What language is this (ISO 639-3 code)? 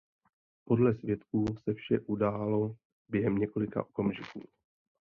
ces